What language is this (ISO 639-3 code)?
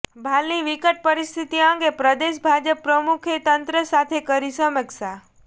guj